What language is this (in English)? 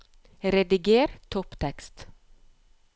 Norwegian